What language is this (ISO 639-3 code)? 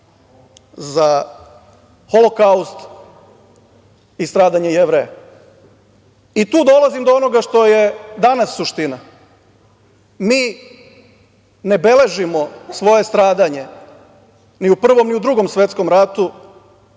srp